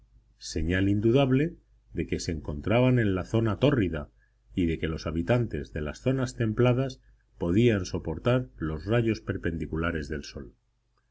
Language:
Spanish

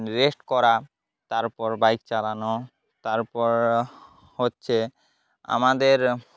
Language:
Bangla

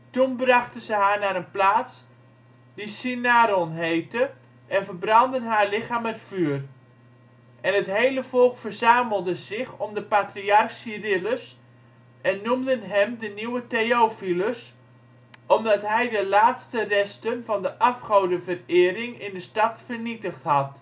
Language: Dutch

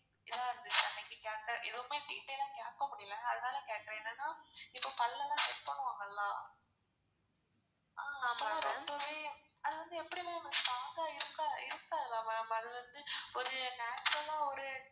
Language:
Tamil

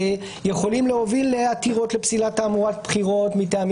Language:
Hebrew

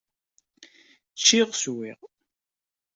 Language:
Kabyle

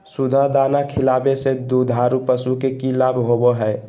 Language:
Magahi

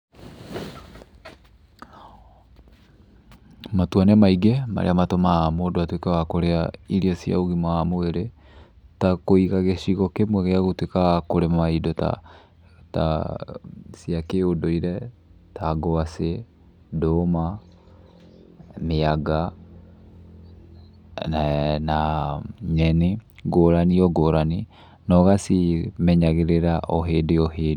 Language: Kikuyu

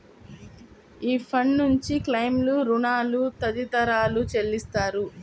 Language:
Telugu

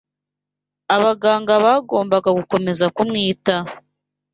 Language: Kinyarwanda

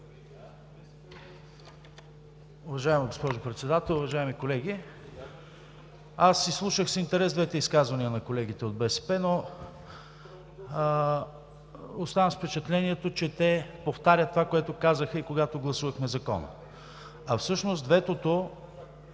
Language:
Bulgarian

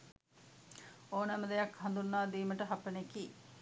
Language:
Sinhala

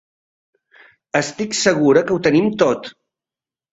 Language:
Catalan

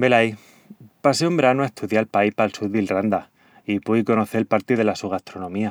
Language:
Extremaduran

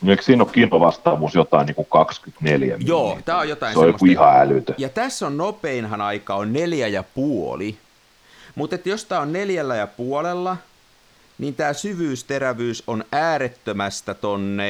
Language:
Finnish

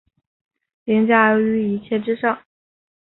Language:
Chinese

